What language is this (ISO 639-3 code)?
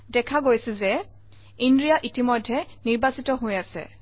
asm